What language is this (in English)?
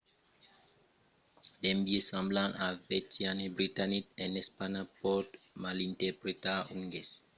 Occitan